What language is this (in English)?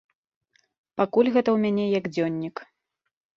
Belarusian